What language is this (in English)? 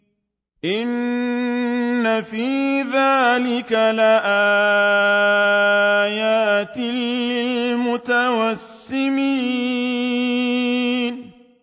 Arabic